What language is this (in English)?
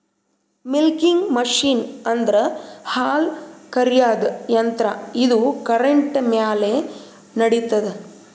Kannada